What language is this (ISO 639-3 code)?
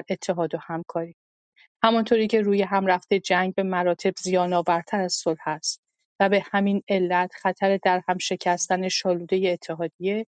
fas